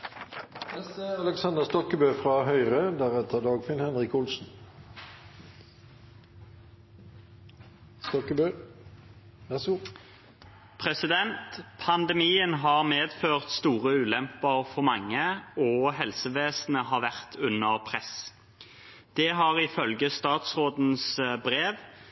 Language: Norwegian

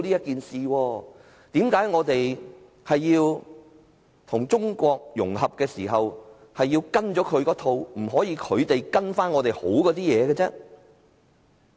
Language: Cantonese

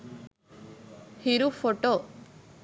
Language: Sinhala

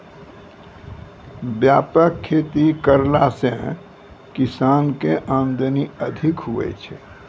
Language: Maithili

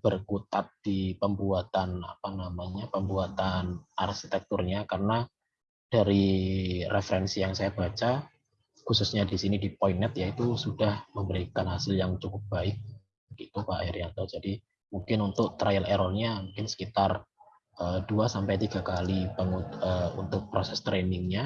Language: Indonesian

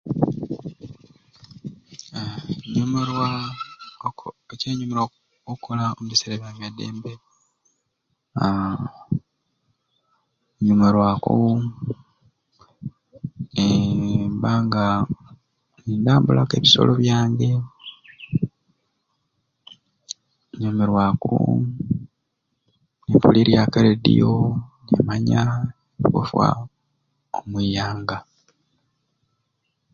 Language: Ruuli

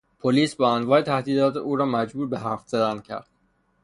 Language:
Persian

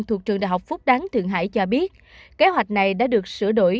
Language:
Vietnamese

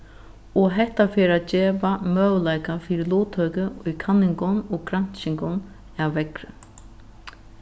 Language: Faroese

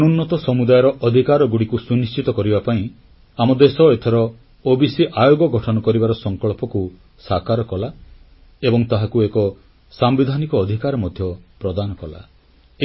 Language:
Odia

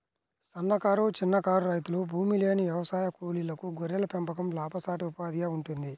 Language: Telugu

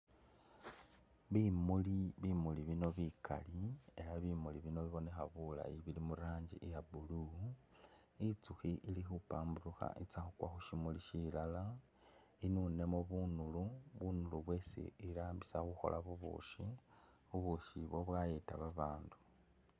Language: Masaaba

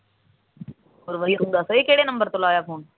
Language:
Punjabi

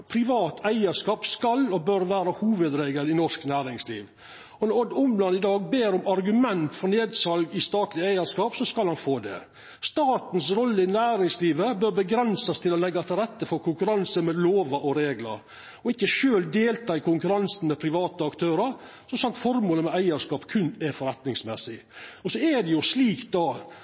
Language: Norwegian Nynorsk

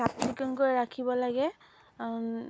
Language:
Assamese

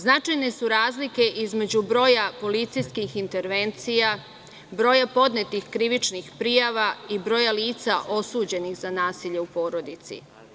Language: Serbian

